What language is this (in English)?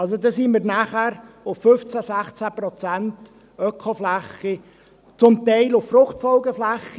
Swiss German